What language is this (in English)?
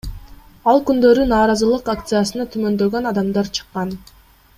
Kyrgyz